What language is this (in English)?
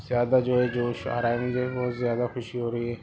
Urdu